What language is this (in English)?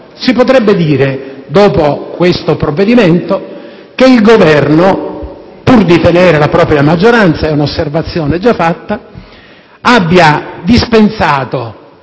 Italian